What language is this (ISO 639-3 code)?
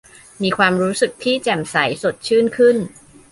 tha